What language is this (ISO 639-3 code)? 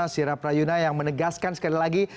ind